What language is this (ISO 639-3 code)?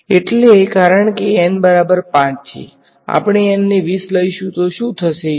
guj